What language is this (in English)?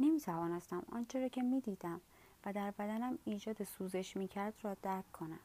Persian